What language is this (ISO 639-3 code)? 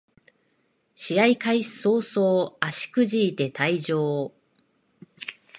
jpn